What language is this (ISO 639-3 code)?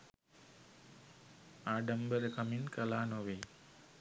sin